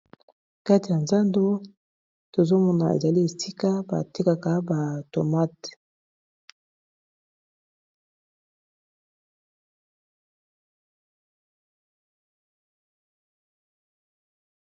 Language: Lingala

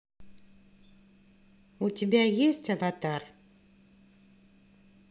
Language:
Russian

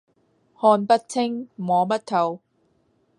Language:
Cantonese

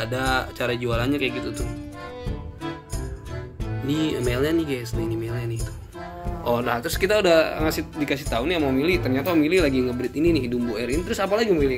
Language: Indonesian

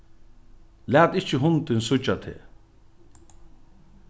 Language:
Faroese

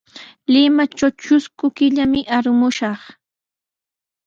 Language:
Sihuas Ancash Quechua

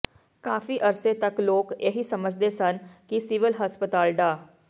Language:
Punjabi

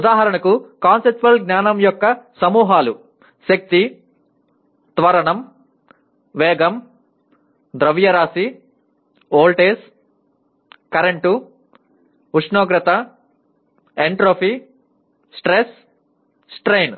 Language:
Telugu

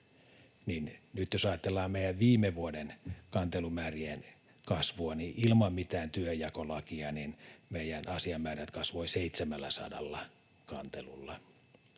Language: Finnish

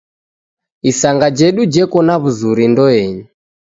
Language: Taita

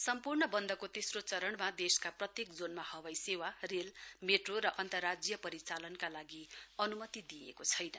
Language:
Nepali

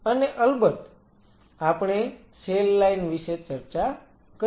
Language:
Gujarati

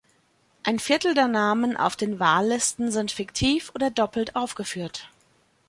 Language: German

